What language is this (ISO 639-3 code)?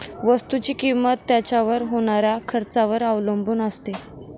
mar